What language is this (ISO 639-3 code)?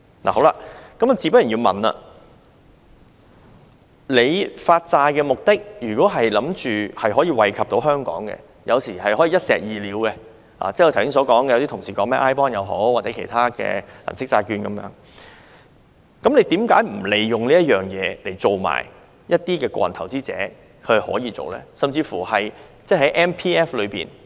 yue